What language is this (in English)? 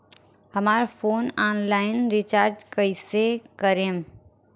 Bhojpuri